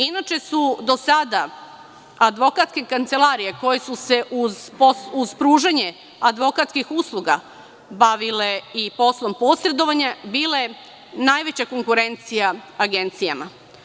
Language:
Serbian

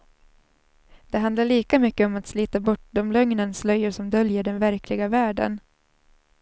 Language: Swedish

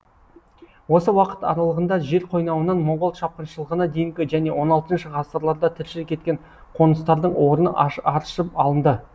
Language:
Kazakh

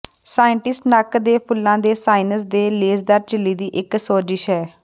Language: Punjabi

